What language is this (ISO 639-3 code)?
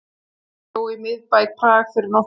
isl